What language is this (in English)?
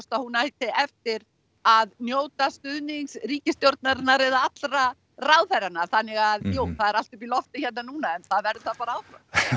Icelandic